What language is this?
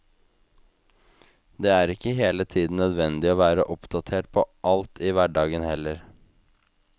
Norwegian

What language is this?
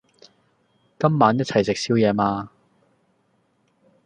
Cantonese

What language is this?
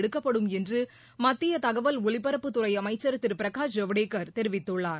Tamil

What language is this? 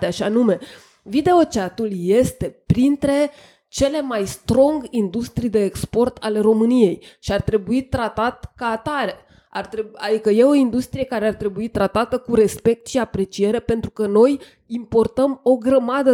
Romanian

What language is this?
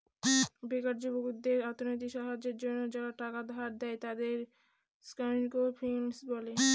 Bangla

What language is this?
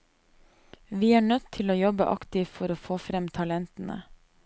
Norwegian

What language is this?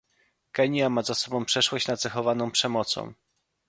Polish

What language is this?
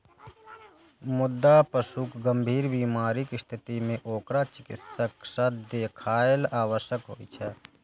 Maithili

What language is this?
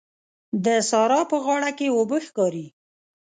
Pashto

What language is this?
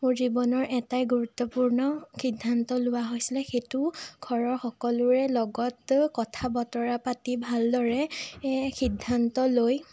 Assamese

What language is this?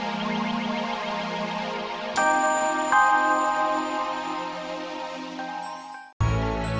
Indonesian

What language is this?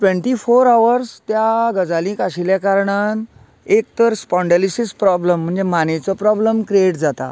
Konkani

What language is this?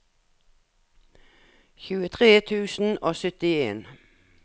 Norwegian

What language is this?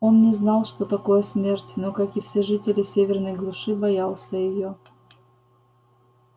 Russian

